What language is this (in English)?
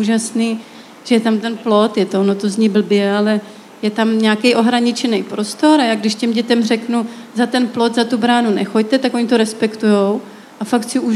Czech